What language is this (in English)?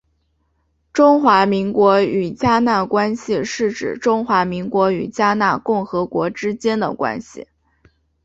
Chinese